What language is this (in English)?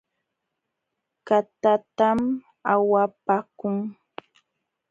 Jauja Wanca Quechua